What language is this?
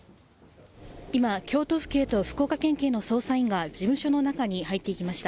Japanese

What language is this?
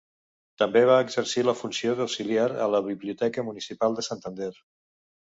Catalan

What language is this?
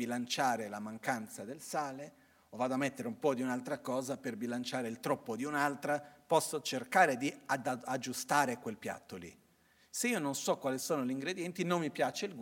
Italian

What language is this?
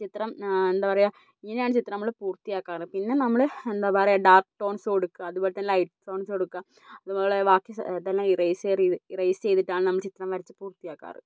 Malayalam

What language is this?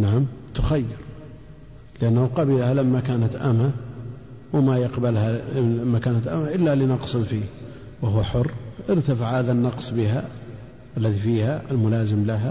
Arabic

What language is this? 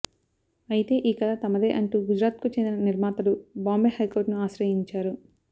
Telugu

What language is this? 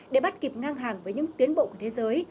Vietnamese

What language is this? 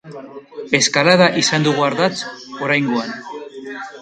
Basque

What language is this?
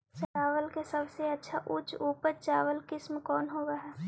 Magahi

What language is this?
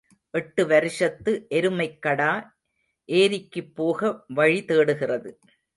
Tamil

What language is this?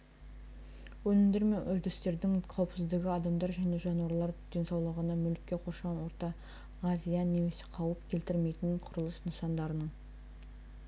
Kazakh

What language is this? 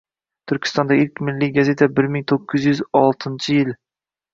Uzbek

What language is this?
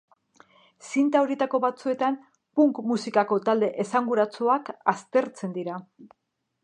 Basque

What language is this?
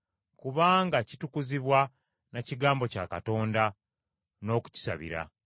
Ganda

